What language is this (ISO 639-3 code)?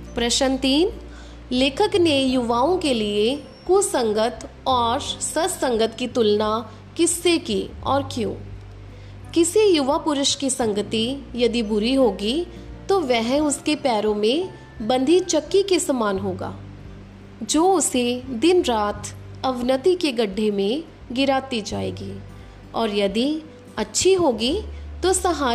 hin